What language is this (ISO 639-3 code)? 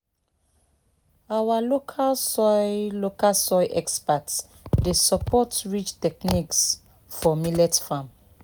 pcm